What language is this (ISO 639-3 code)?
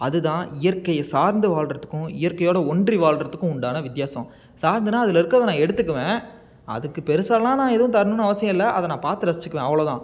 tam